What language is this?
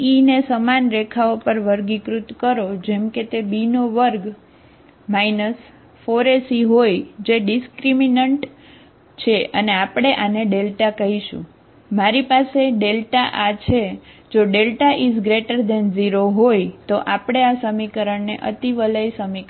Gujarati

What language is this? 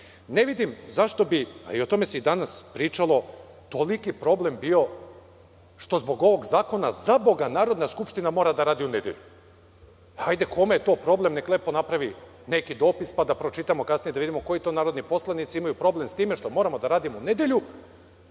Serbian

